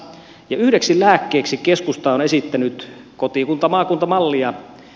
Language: Finnish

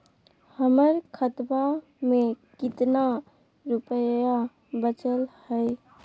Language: Magahi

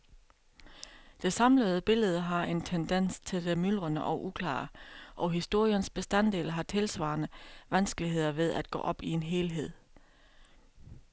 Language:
Danish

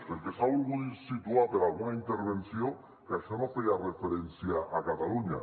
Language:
Catalan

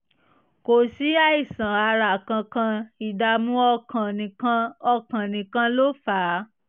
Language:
Yoruba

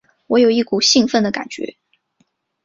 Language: Chinese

